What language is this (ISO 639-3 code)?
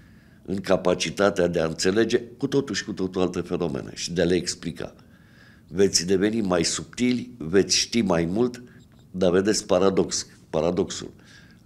ron